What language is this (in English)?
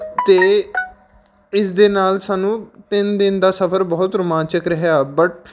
Punjabi